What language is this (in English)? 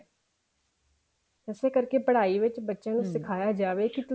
Punjabi